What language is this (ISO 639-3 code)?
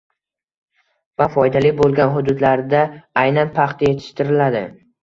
uzb